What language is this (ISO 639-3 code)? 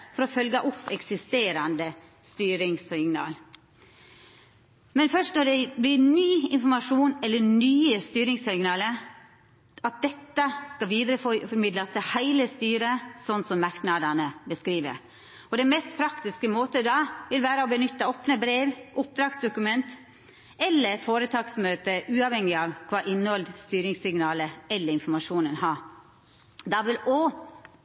nno